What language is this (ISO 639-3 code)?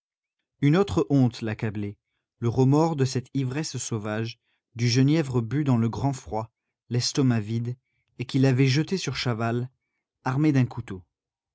fra